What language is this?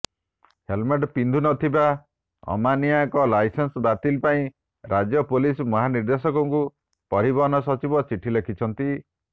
Odia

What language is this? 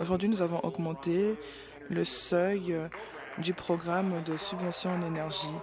French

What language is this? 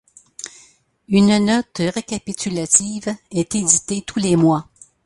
French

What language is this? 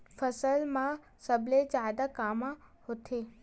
Chhattisgarhi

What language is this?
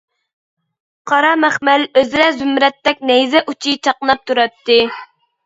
Uyghur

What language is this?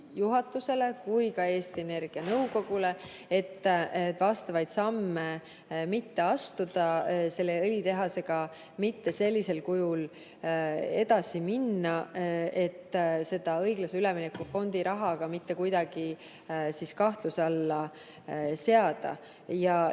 Estonian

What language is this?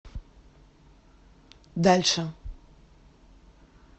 Russian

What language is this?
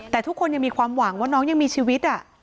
Thai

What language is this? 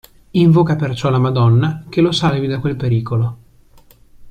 Italian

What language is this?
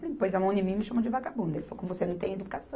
Portuguese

